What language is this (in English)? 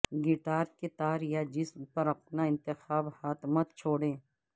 Urdu